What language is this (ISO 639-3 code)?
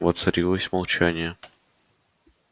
rus